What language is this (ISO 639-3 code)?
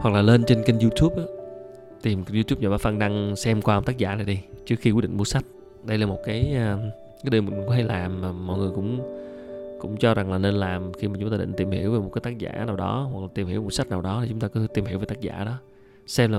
vie